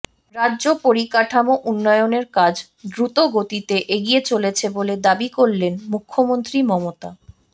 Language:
Bangla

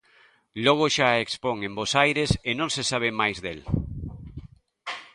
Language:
Galician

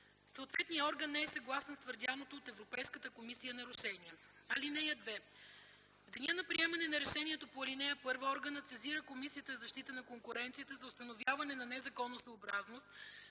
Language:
Bulgarian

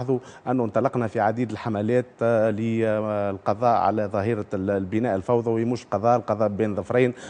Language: Arabic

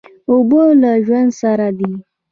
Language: Pashto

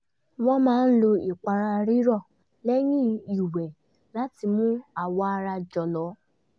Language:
Yoruba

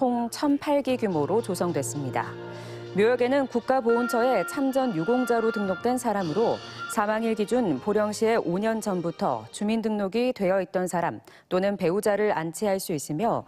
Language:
Korean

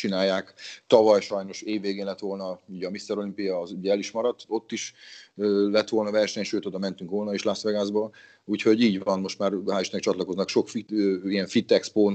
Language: Hungarian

